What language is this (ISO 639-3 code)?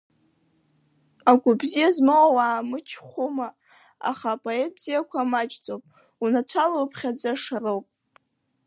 abk